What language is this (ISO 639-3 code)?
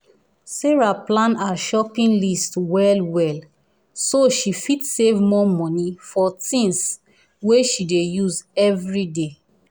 pcm